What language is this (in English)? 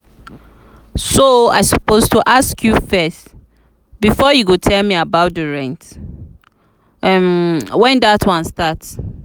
Nigerian Pidgin